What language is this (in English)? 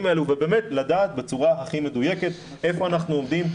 Hebrew